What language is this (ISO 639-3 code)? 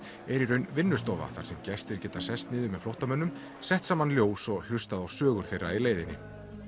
isl